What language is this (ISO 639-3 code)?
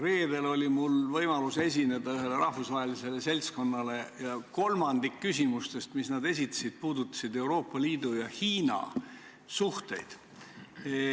est